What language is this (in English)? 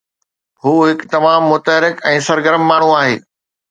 Sindhi